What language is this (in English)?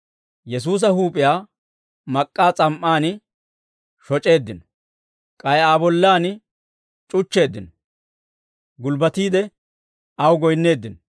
Dawro